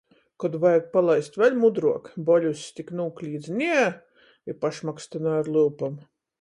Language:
Latgalian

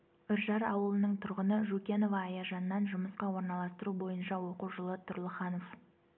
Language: Kazakh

